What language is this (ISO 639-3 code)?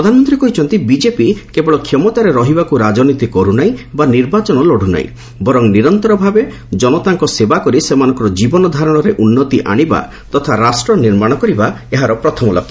ori